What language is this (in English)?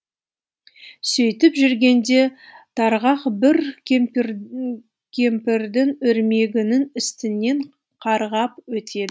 Kazakh